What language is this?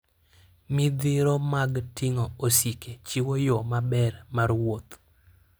Luo (Kenya and Tanzania)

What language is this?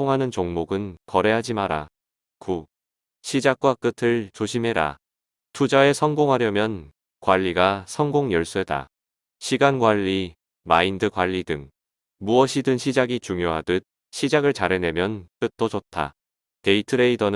Korean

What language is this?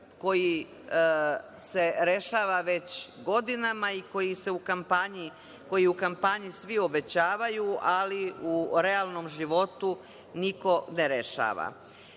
Serbian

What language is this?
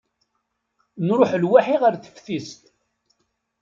Kabyle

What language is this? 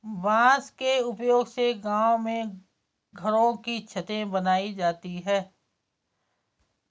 Hindi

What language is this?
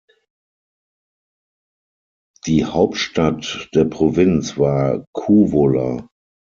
German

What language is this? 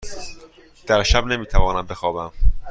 Persian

